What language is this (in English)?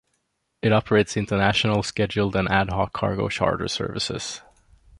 English